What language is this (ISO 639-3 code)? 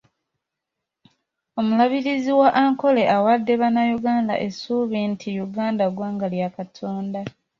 lug